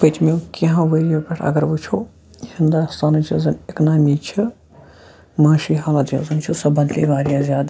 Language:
Kashmiri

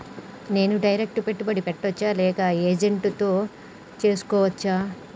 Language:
Telugu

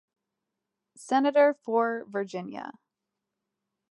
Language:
English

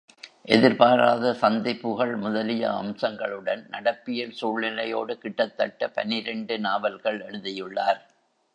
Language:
Tamil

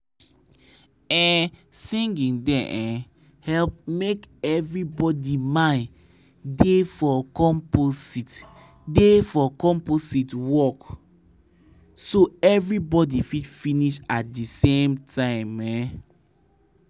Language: Nigerian Pidgin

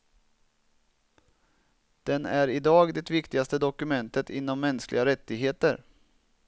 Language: Swedish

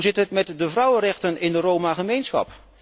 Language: Dutch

